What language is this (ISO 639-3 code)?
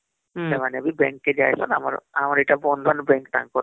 ori